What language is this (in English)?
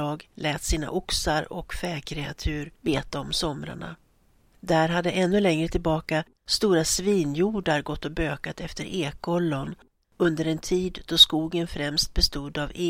Swedish